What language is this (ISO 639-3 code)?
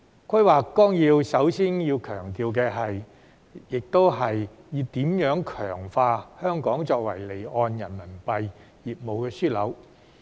yue